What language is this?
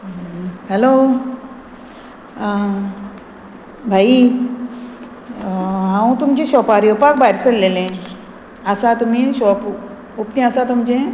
Konkani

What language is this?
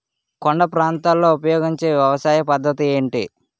Telugu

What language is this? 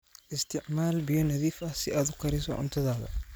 Somali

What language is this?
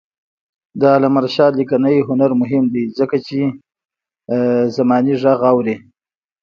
Pashto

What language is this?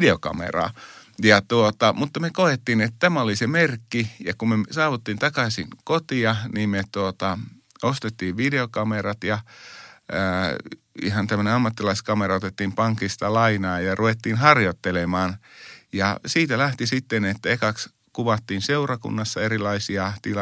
Finnish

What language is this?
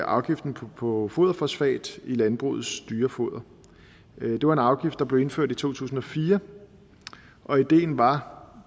Danish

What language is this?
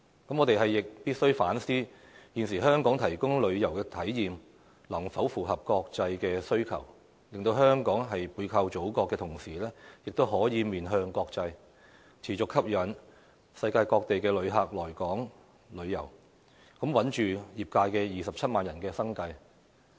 Cantonese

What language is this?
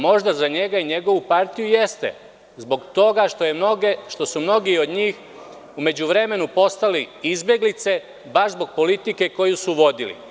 Serbian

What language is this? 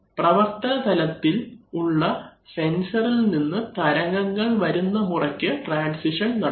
Malayalam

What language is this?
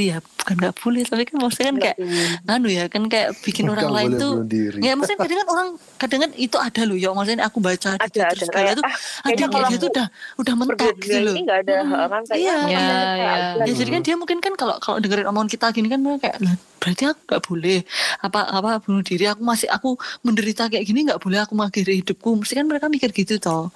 Indonesian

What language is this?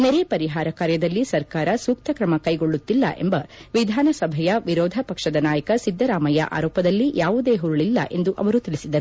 Kannada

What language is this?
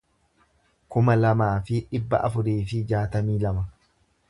Oromo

